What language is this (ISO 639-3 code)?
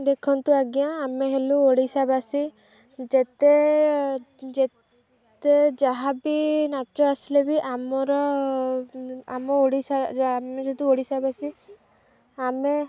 ori